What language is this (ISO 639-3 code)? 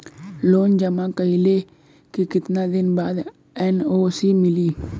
bho